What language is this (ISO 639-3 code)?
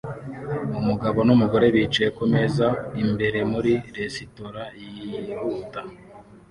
kin